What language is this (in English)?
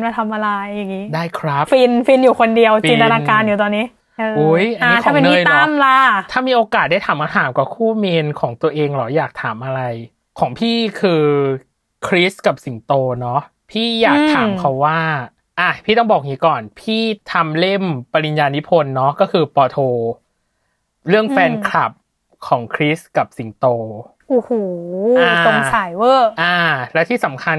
Thai